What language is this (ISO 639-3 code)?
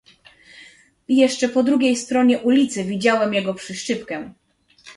pol